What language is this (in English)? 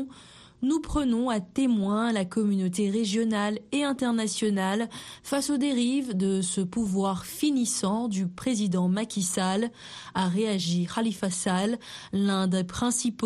French